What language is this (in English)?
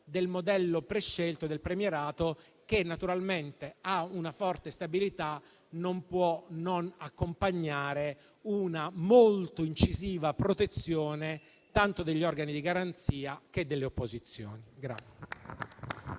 Italian